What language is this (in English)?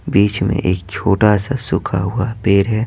Hindi